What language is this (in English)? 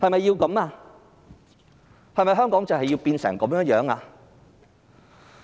Cantonese